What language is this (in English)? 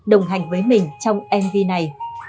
Vietnamese